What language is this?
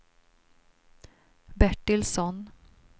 Swedish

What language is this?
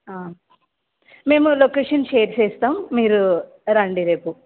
Telugu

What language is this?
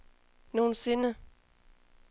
Danish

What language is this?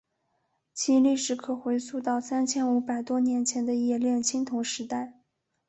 Chinese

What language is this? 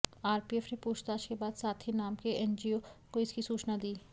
Hindi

